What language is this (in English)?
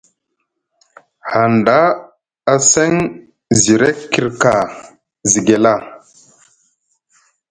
Musgu